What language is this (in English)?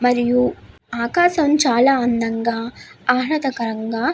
Telugu